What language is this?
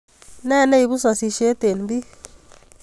Kalenjin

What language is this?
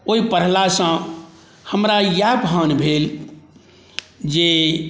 Maithili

